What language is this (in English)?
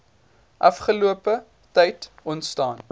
Afrikaans